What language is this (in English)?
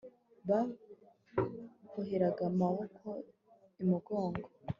Kinyarwanda